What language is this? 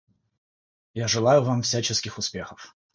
Russian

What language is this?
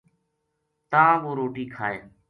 Gujari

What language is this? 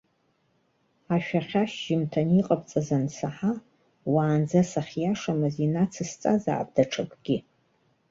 Abkhazian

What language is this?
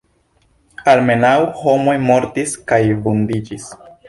Esperanto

